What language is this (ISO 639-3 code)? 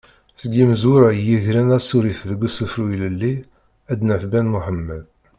kab